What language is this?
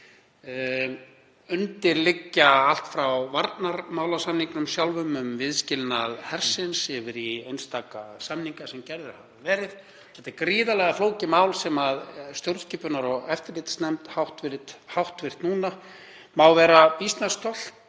Icelandic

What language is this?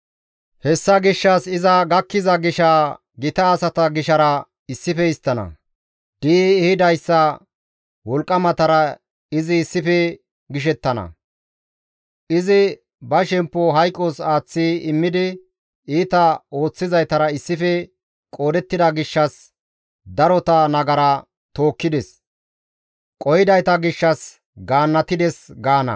Gamo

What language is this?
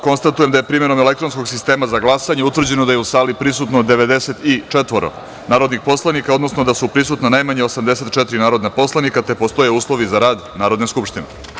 Serbian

